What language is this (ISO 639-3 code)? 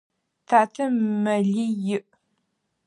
ady